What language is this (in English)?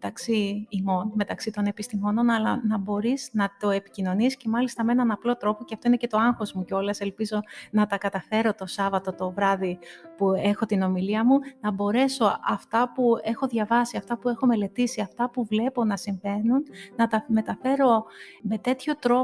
Greek